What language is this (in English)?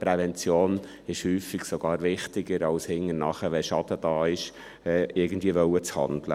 Swiss German